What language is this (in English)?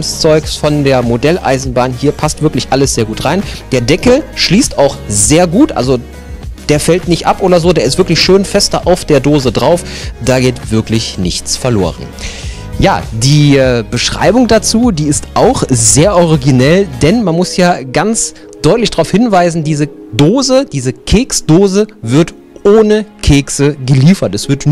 German